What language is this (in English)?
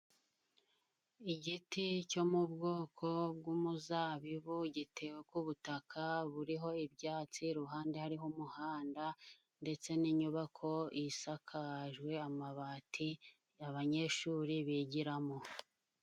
Kinyarwanda